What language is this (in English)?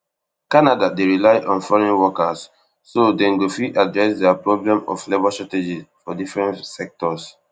Nigerian Pidgin